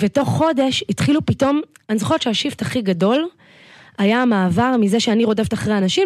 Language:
Hebrew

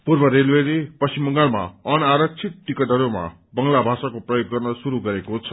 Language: Nepali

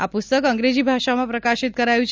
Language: Gujarati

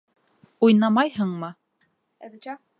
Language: Bashkir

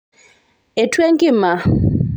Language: Masai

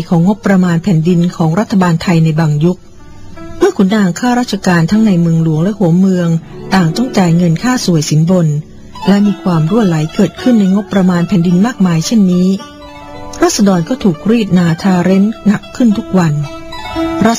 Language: Thai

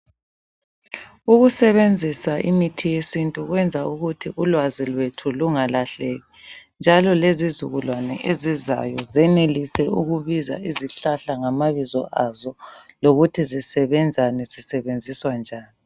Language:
North Ndebele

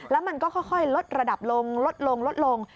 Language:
Thai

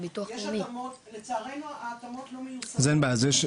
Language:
Hebrew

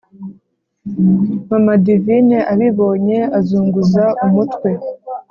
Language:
Kinyarwanda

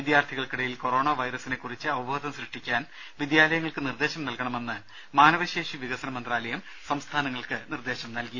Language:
Malayalam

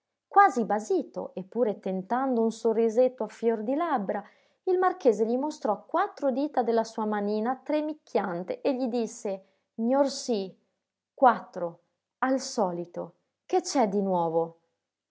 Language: Italian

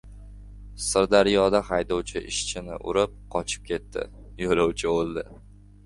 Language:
Uzbek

